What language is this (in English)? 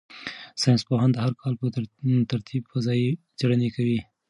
Pashto